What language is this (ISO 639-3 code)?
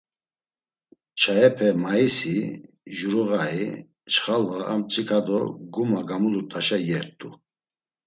lzz